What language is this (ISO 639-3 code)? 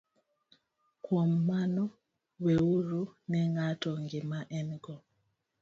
luo